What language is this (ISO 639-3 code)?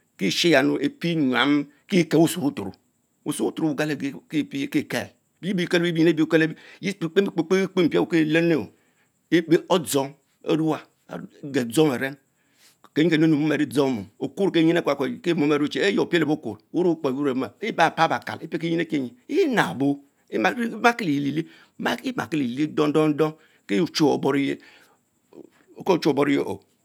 mfo